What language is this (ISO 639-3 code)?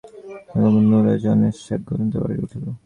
ben